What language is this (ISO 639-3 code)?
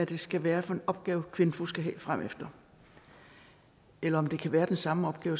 dan